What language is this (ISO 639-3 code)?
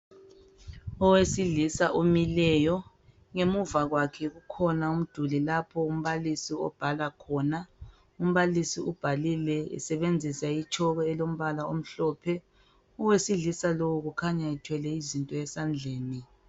nde